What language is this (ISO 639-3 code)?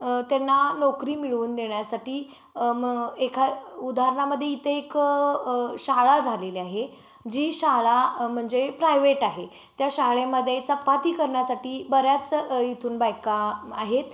mar